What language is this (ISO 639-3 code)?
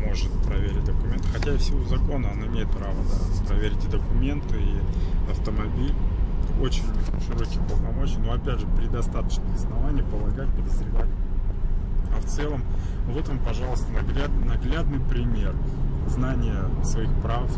rus